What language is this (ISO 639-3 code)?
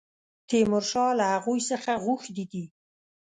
pus